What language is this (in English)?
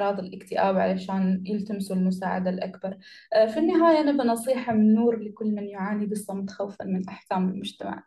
Arabic